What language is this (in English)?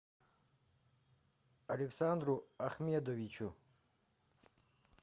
Russian